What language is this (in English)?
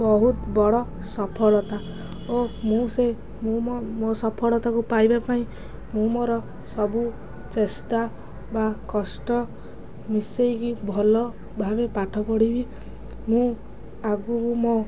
Odia